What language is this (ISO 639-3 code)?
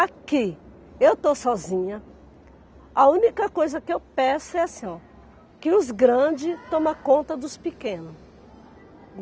por